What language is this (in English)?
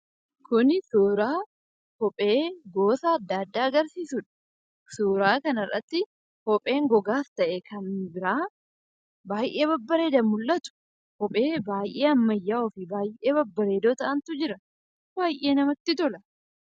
Oromo